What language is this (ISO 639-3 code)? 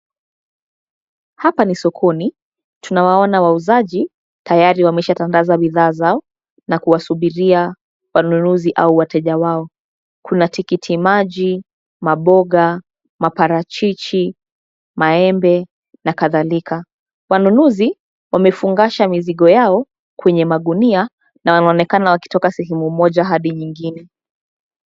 swa